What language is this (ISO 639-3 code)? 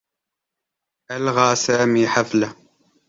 ara